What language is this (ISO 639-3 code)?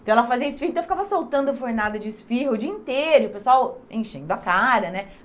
por